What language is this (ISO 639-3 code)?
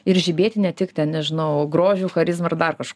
lit